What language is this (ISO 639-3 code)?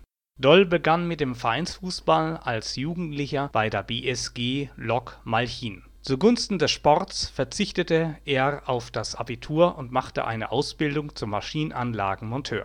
deu